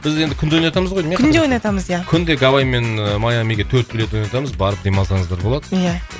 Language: Kazakh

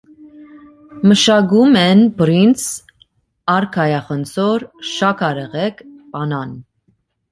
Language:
Armenian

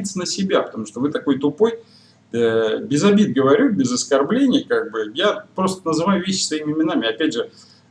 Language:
Russian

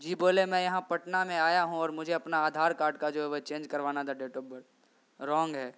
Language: Urdu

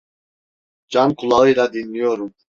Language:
Turkish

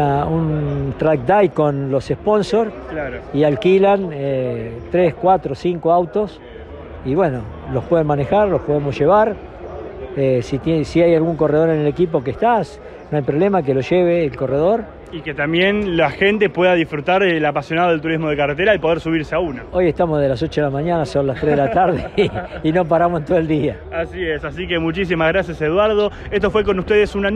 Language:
Spanish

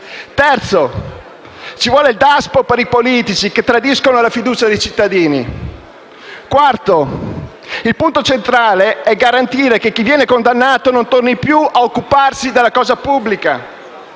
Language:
Italian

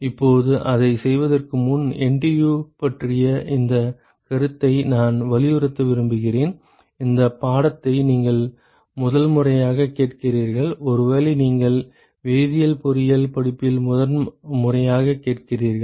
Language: Tamil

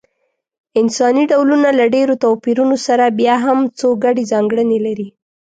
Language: Pashto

